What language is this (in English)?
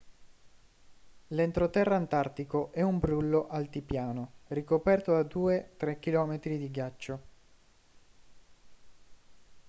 Italian